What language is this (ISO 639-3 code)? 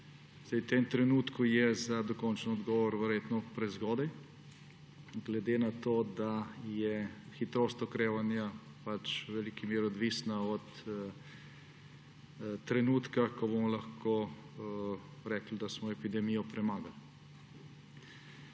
slv